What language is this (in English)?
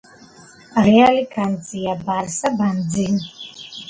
Georgian